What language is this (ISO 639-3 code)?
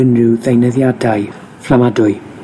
cym